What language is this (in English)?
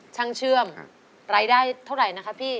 Thai